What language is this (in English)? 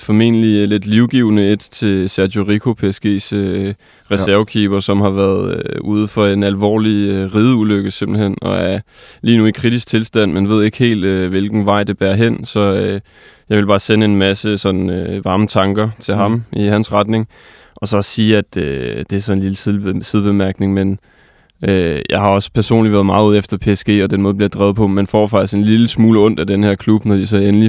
Danish